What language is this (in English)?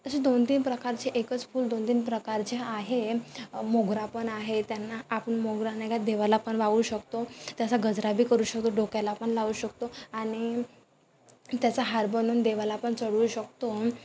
Marathi